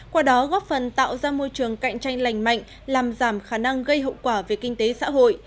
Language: Vietnamese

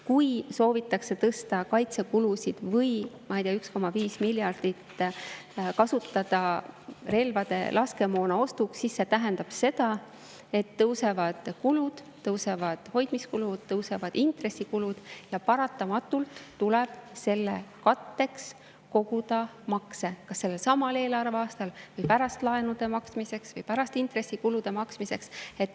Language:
Estonian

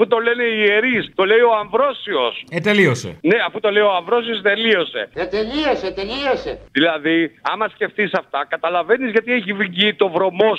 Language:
Greek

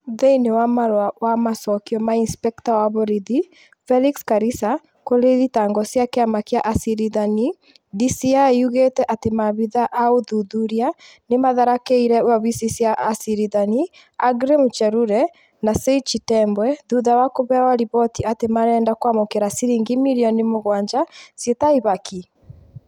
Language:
Kikuyu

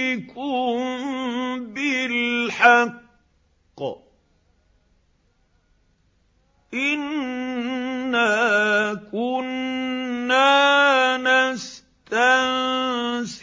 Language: Arabic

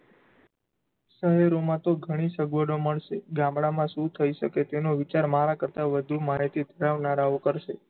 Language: Gujarati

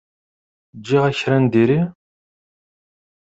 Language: Kabyle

